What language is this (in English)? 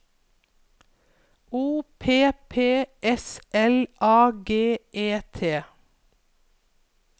Norwegian